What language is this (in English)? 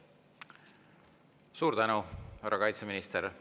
Estonian